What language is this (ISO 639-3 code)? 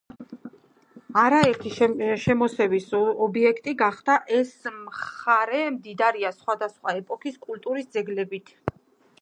kat